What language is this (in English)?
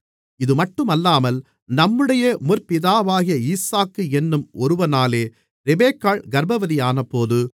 Tamil